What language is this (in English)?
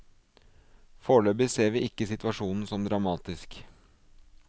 Norwegian